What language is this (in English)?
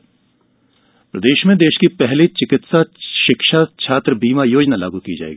Hindi